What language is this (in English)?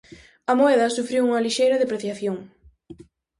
Galician